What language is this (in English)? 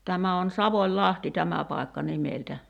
Finnish